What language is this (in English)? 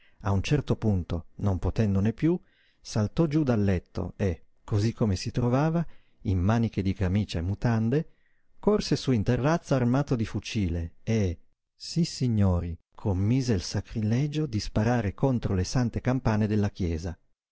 Italian